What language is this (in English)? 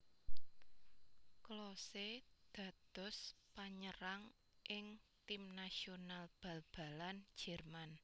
Javanese